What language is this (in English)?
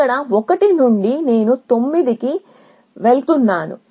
Telugu